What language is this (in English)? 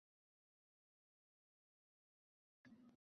Uzbek